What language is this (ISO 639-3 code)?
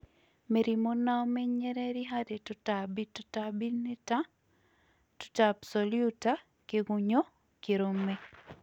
kik